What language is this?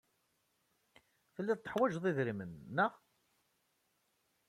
Kabyle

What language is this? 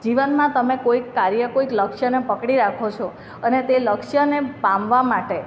Gujarati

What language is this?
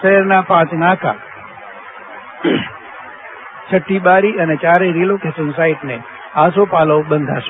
Gujarati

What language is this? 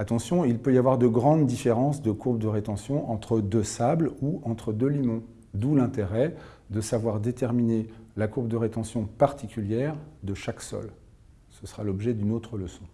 French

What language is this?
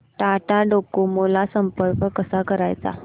Marathi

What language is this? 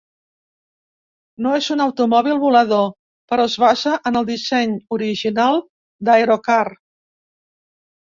Catalan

